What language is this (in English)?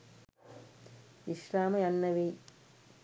Sinhala